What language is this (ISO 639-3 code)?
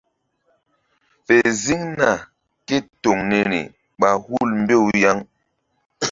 mdd